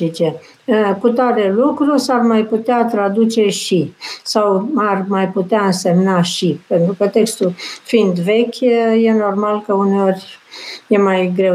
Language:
Romanian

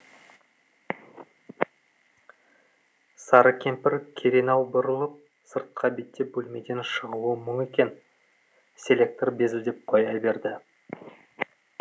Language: Kazakh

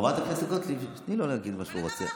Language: Hebrew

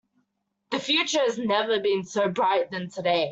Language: English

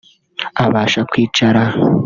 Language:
Kinyarwanda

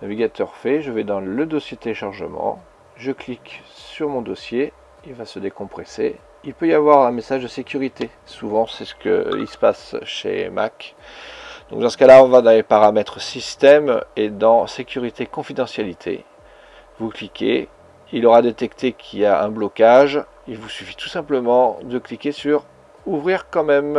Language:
French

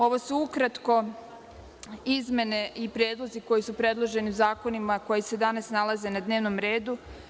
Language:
Serbian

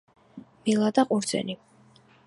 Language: Georgian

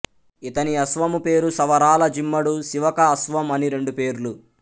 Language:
Telugu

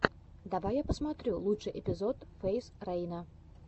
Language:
Russian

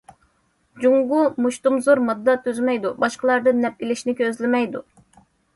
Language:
Uyghur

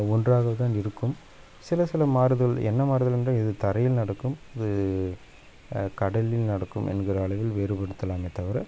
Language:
Tamil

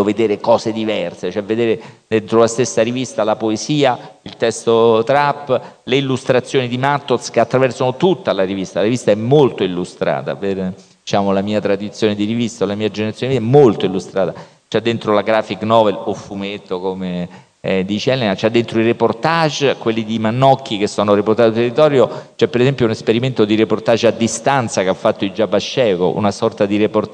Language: Italian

